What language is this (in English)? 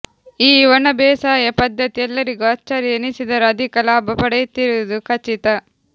Kannada